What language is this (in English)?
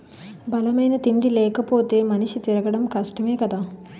Telugu